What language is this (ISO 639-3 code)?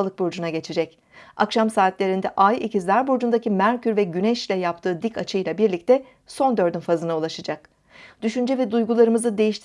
tur